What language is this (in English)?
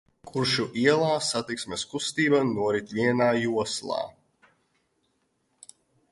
Latvian